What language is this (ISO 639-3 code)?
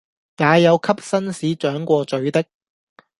yue